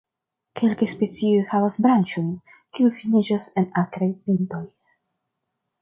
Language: Esperanto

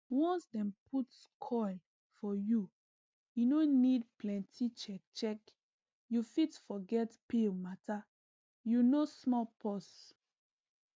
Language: Nigerian Pidgin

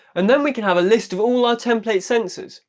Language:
English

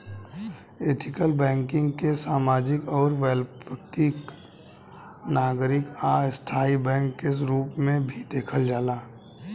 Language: Bhojpuri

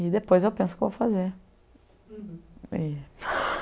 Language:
Portuguese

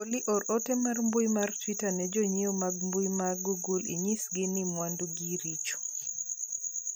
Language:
Luo (Kenya and Tanzania)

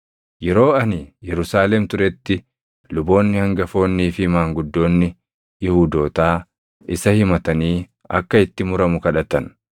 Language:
Oromo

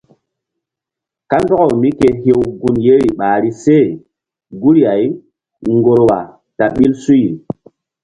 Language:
Mbum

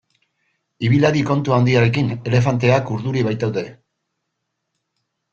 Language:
Basque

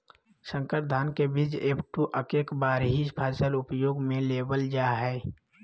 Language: Magahi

